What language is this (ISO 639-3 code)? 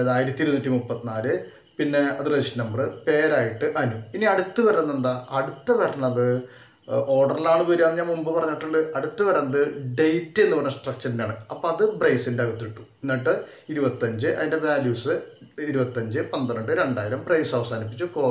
tur